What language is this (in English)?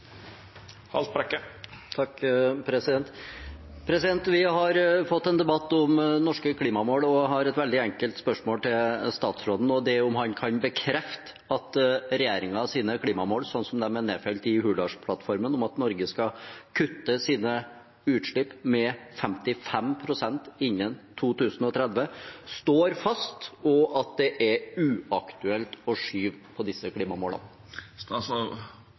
Norwegian Bokmål